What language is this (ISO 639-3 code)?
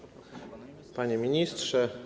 pol